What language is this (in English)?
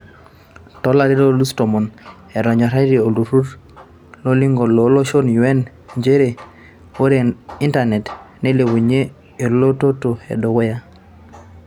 Masai